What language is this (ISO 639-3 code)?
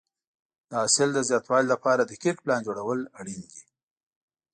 pus